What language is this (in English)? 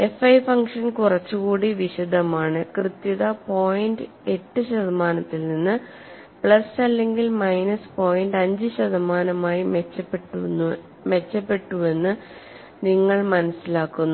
Malayalam